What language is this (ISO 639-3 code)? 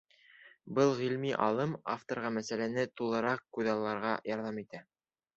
bak